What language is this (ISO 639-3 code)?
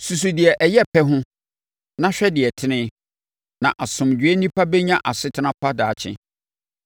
aka